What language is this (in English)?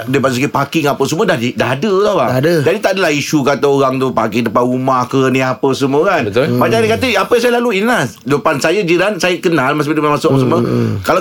Malay